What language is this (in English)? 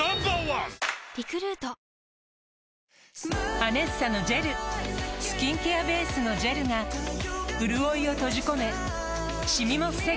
Japanese